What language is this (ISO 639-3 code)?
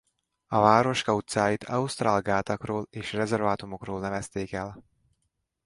hun